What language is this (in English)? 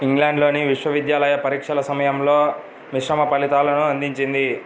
Telugu